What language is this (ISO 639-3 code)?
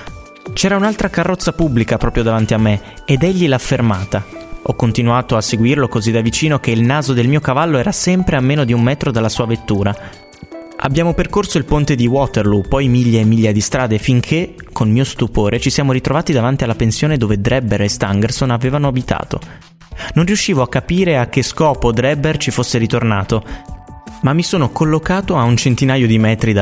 ita